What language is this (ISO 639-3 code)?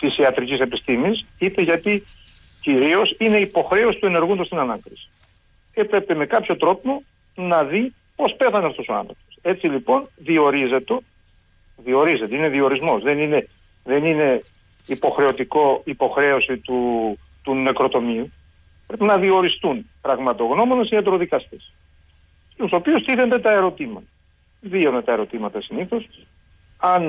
ell